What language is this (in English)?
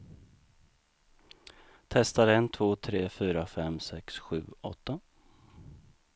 Swedish